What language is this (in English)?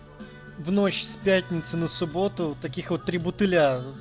Russian